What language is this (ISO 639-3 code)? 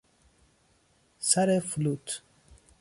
fas